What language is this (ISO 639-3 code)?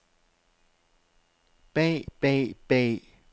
dan